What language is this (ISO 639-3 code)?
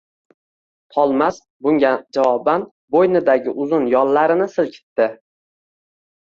uzb